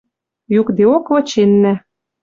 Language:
Western Mari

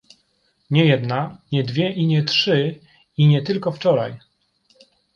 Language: Polish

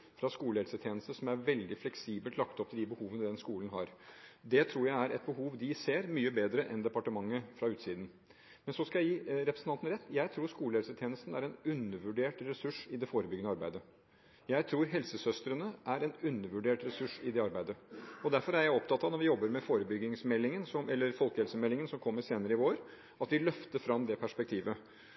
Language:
Norwegian Bokmål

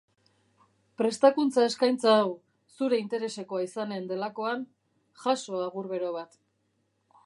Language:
Basque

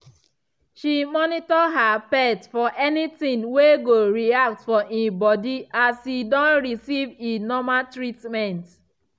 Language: Nigerian Pidgin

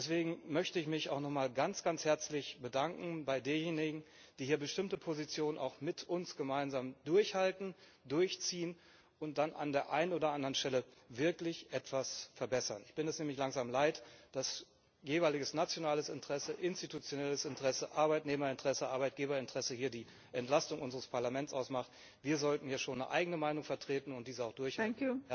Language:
German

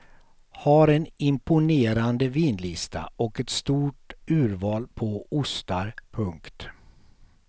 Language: Swedish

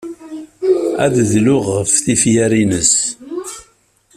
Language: Kabyle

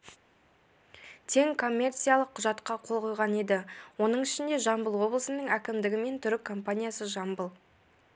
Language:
Kazakh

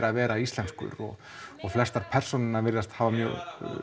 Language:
Icelandic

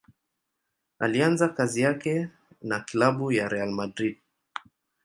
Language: Swahili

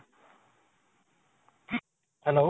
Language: Assamese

